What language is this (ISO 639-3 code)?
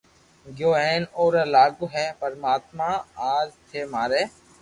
lrk